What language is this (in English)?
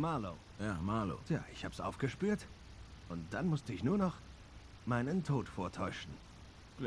German